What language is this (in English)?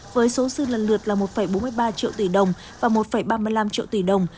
Vietnamese